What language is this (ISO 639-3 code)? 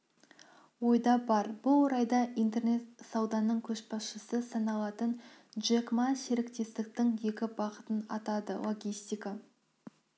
kaz